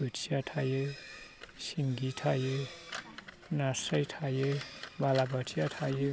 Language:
Bodo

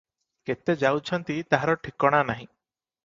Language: Odia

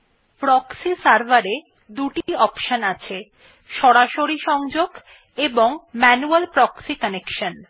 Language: Bangla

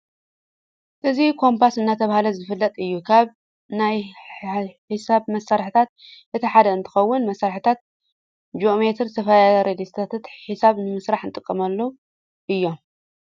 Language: Tigrinya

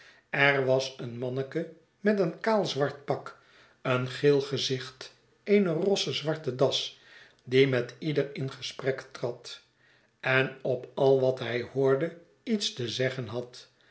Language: Dutch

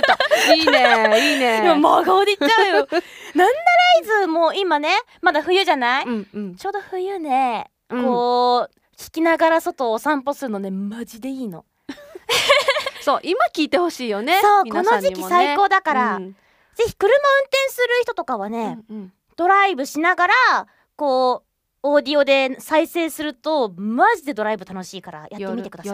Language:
Japanese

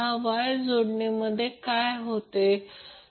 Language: Marathi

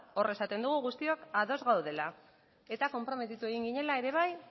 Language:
Basque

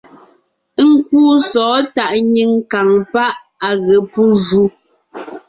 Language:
Ngiemboon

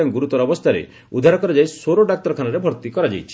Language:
Odia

